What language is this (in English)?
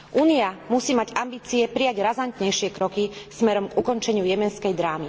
Slovak